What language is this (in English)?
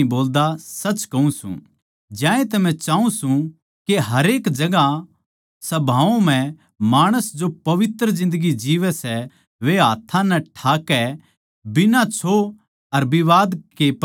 Haryanvi